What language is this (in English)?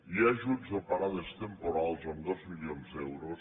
Catalan